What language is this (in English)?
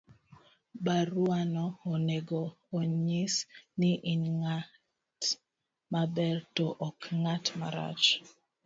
Luo (Kenya and Tanzania)